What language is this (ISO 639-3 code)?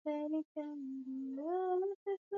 swa